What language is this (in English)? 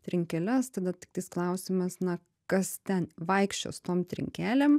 Lithuanian